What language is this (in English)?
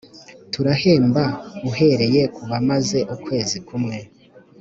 Kinyarwanda